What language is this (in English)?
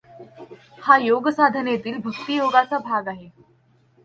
Marathi